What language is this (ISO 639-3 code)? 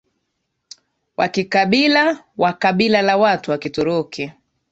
swa